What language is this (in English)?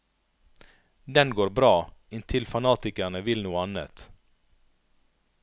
Norwegian